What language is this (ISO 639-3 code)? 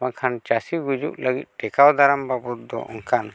sat